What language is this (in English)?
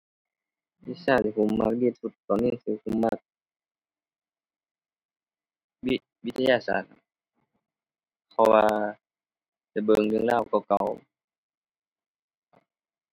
Thai